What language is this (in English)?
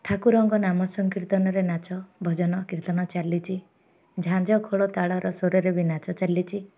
Odia